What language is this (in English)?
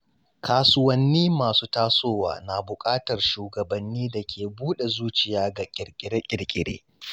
Hausa